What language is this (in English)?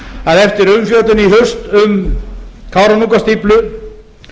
Icelandic